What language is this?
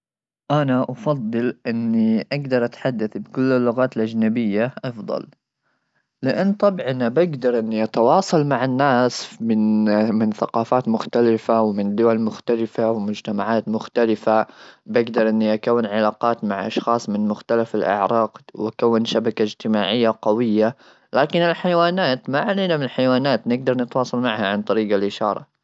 Gulf Arabic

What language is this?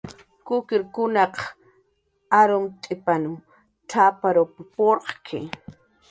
Jaqaru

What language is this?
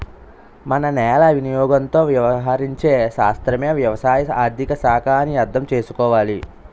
Telugu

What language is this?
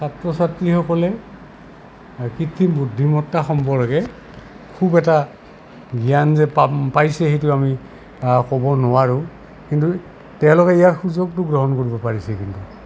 Assamese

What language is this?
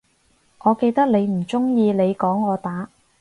Cantonese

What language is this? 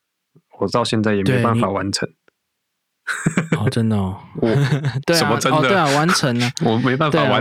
Chinese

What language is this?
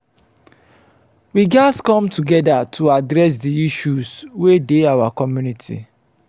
Nigerian Pidgin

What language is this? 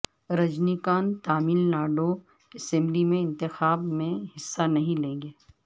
Urdu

